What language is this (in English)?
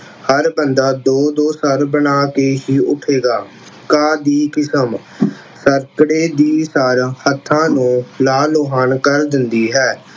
Punjabi